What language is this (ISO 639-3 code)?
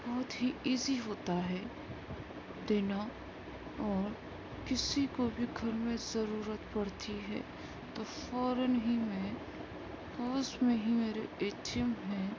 urd